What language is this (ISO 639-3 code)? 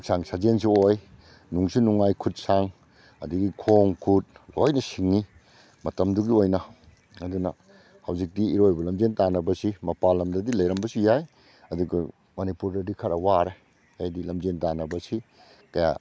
mni